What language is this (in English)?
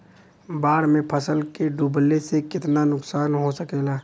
Bhojpuri